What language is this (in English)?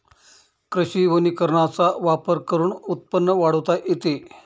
Marathi